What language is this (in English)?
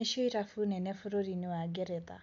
Kikuyu